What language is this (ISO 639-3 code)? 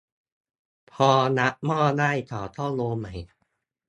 tha